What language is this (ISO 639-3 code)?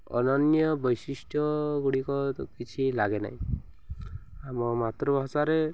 ori